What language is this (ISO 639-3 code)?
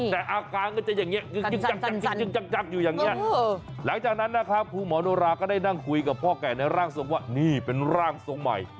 tha